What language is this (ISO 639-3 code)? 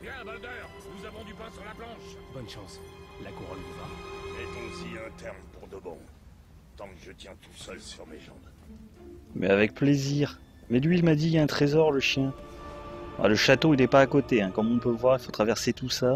fra